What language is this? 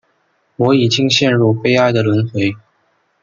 Chinese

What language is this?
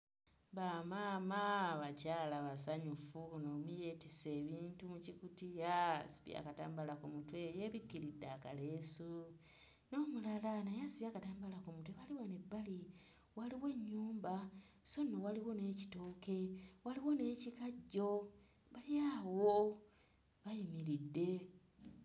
Ganda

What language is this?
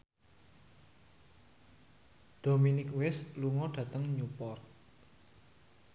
Javanese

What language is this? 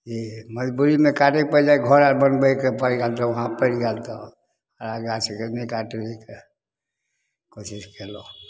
Maithili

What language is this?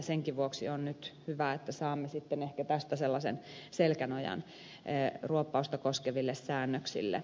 Finnish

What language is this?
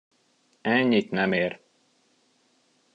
Hungarian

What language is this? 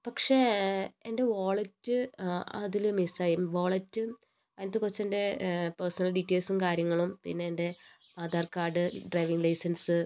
Malayalam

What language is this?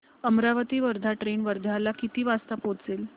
Marathi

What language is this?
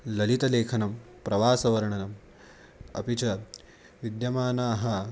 Sanskrit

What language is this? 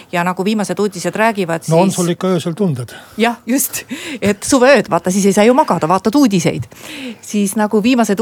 Finnish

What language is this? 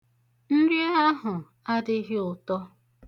Igbo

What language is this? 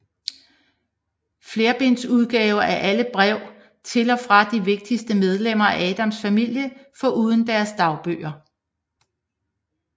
Danish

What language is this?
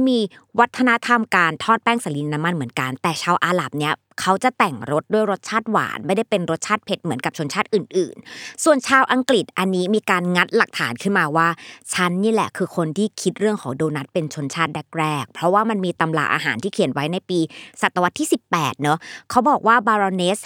Thai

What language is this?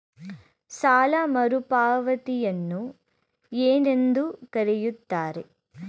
Kannada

